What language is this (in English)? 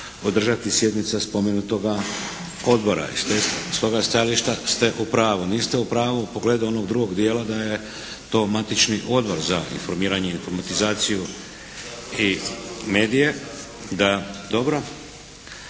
Croatian